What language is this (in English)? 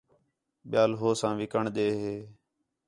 Khetrani